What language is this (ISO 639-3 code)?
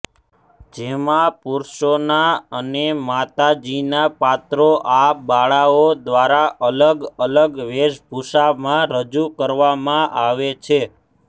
guj